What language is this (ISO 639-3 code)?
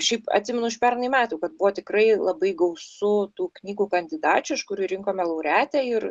lit